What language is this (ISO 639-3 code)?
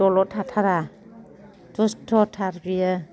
brx